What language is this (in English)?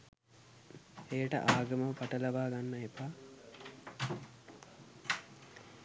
Sinhala